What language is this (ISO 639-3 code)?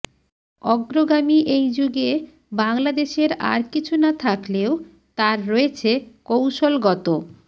ben